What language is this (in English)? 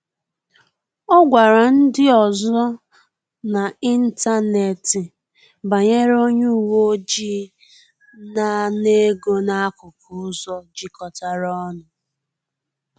Igbo